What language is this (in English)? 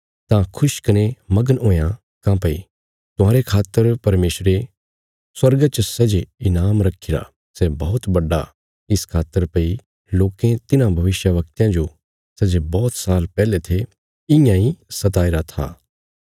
Bilaspuri